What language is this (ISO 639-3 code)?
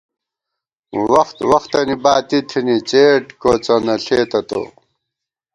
gwt